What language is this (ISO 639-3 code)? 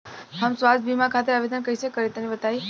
bho